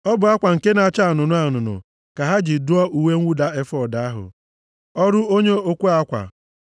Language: Igbo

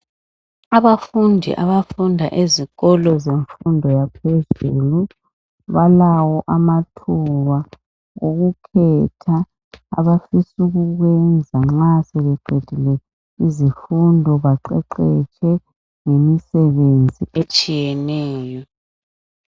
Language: North Ndebele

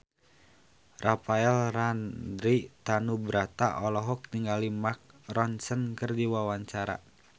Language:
Sundanese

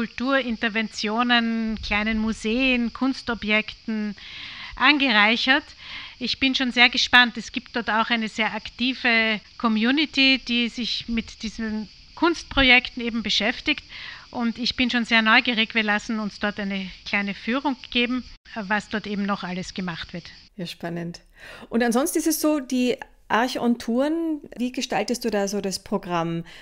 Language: German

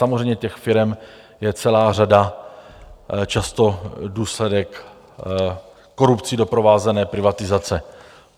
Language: Czech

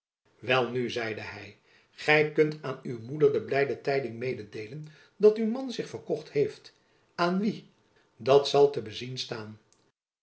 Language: Dutch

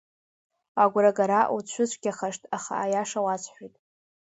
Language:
Abkhazian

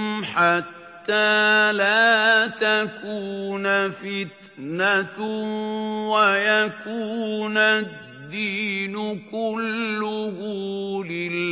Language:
Arabic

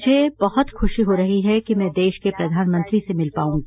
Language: Hindi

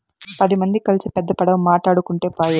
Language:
Telugu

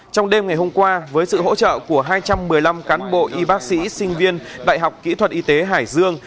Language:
Vietnamese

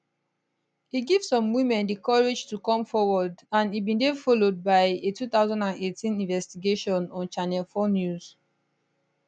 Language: Nigerian Pidgin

